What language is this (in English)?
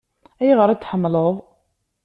Kabyle